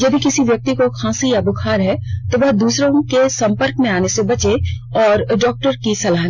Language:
Hindi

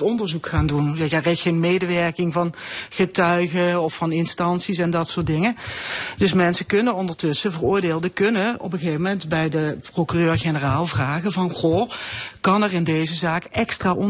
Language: Dutch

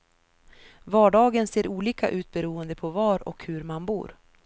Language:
Swedish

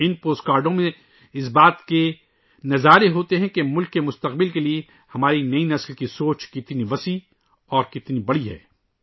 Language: Urdu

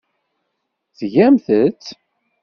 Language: Kabyle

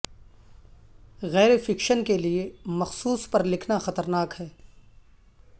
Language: Urdu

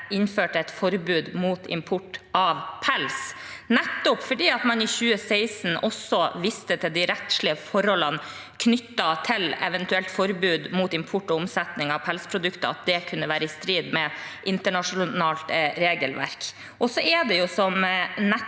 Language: Norwegian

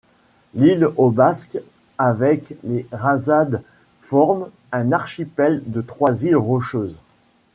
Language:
French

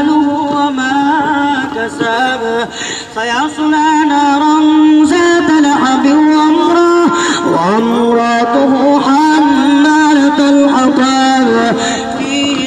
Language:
Arabic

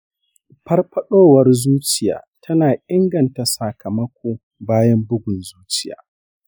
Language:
Hausa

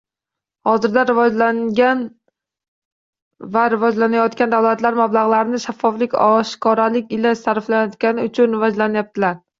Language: Uzbek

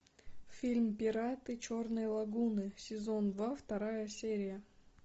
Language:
Russian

